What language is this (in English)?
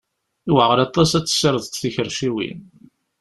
Kabyle